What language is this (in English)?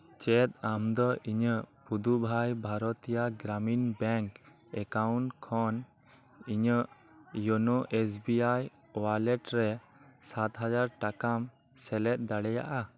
Santali